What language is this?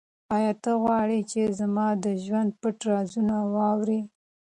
Pashto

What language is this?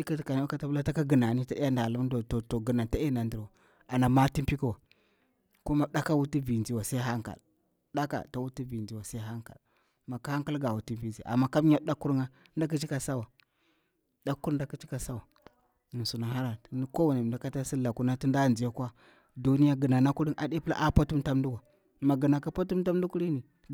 Bura-Pabir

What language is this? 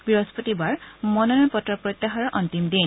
Assamese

